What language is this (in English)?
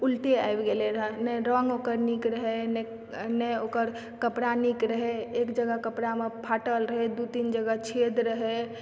Maithili